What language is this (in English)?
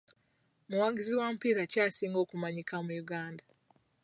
Ganda